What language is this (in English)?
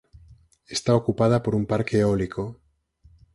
Galician